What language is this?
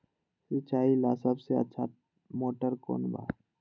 Magahi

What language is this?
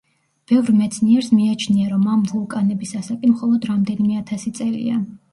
Georgian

